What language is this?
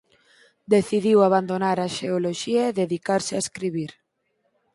Galician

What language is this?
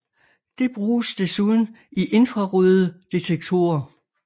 Danish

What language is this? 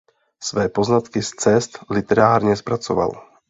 Czech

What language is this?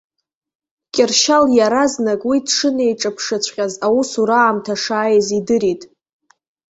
Abkhazian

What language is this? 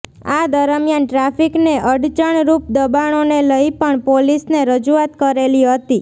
Gujarati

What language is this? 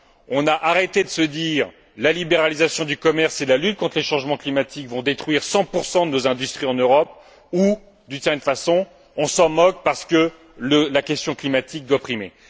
French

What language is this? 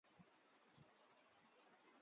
Chinese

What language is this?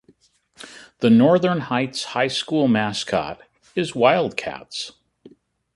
English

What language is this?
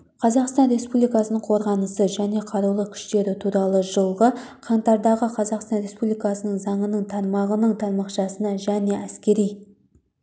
Kazakh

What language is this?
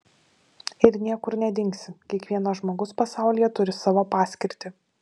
Lithuanian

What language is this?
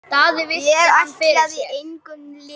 Icelandic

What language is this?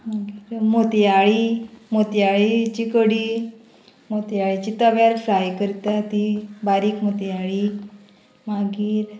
Konkani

